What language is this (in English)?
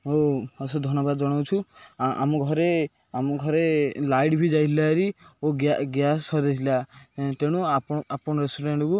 Odia